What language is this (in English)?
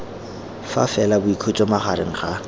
Tswana